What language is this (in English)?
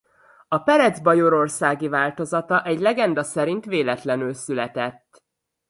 Hungarian